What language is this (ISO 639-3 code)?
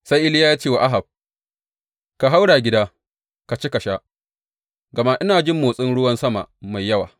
hau